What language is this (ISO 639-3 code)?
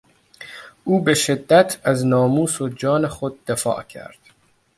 fas